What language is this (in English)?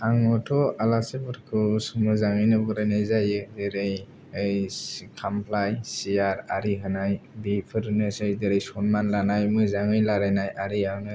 Bodo